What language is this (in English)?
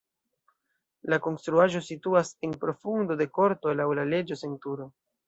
Esperanto